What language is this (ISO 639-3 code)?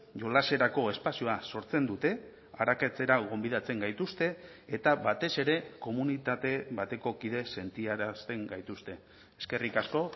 eus